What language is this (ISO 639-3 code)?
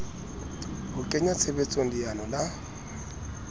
sot